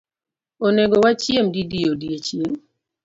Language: Luo (Kenya and Tanzania)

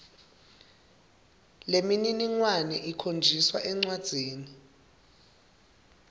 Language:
Swati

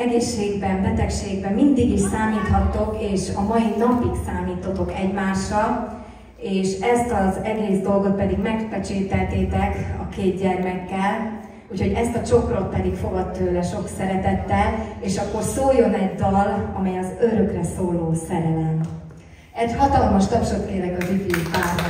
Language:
Hungarian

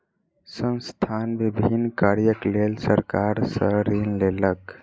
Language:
Maithili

